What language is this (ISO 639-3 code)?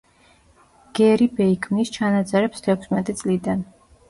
kat